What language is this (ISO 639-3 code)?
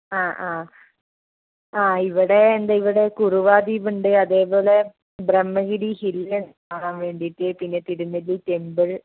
mal